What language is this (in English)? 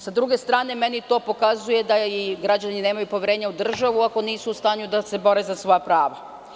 Serbian